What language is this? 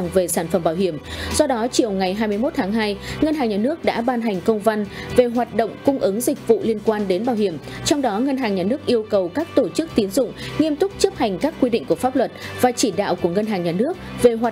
Vietnamese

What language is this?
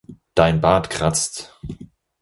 German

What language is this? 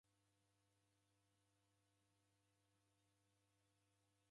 Taita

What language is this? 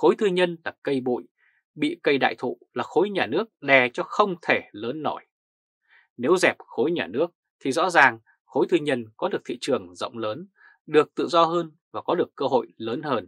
Vietnamese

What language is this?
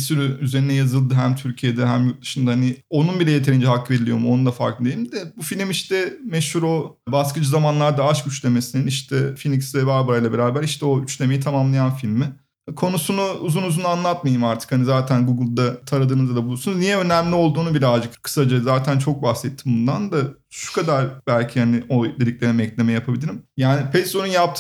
Turkish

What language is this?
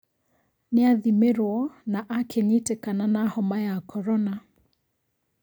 Kikuyu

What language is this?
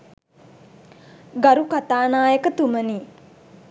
Sinhala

